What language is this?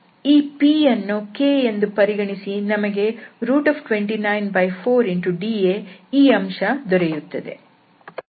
Kannada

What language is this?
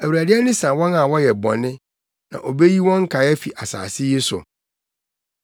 Akan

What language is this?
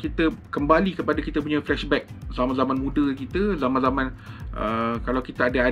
Malay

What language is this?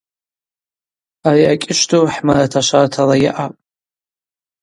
Abaza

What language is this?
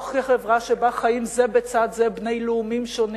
Hebrew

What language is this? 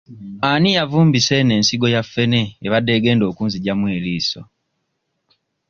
Ganda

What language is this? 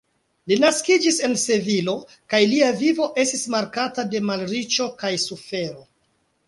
Esperanto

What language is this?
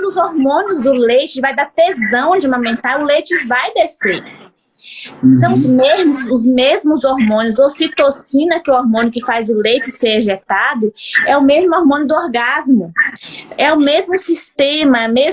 Portuguese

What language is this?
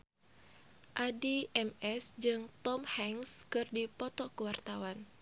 Sundanese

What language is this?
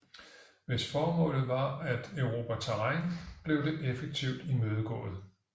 Danish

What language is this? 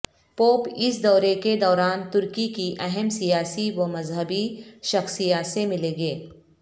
Urdu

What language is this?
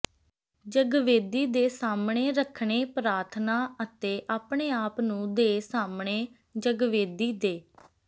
Punjabi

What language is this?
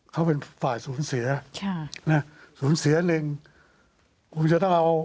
Thai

